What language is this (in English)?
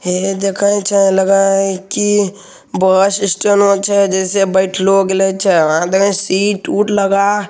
Hindi